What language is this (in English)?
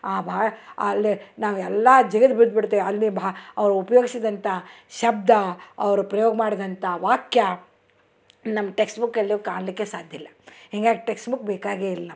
Kannada